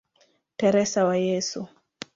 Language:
Swahili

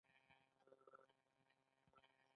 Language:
Pashto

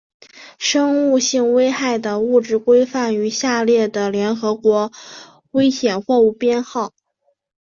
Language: Chinese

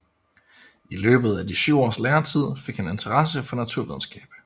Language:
Danish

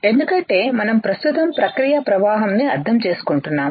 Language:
Telugu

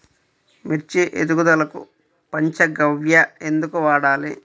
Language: Telugu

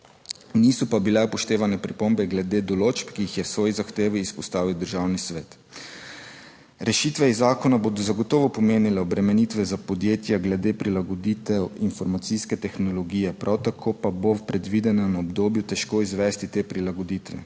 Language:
Slovenian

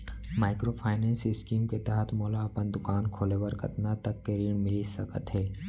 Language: Chhattisgarhi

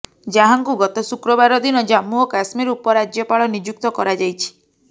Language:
Odia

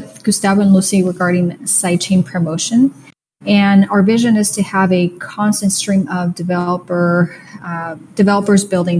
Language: English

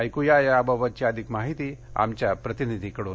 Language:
Marathi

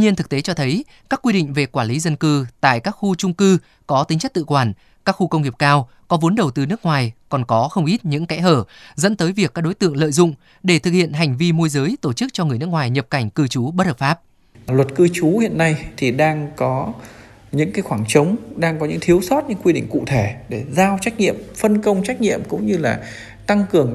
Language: Vietnamese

